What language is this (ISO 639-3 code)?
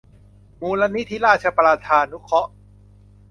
tha